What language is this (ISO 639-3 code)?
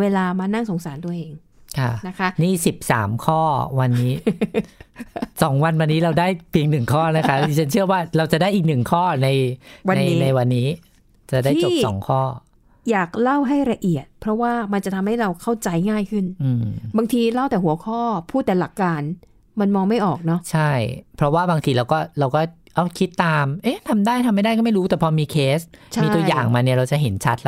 tha